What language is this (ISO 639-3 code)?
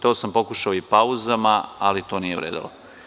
srp